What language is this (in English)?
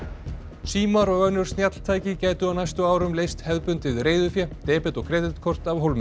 Icelandic